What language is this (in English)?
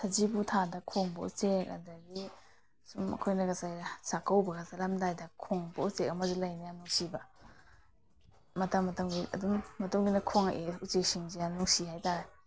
Manipuri